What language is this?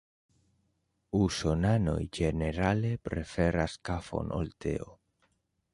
Esperanto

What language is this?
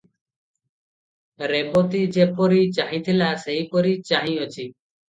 Odia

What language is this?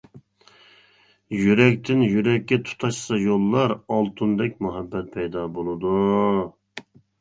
Uyghur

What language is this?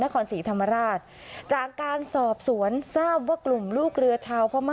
Thai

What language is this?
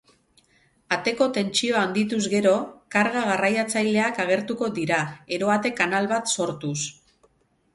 Basque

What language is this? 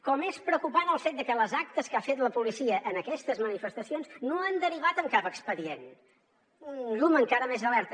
Catalan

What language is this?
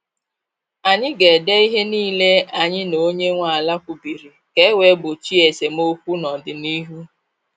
Igbo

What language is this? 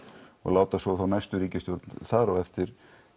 Icelandic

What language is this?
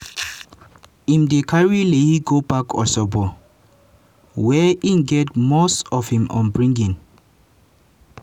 Nigerian Pidgin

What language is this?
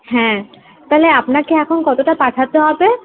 Bangla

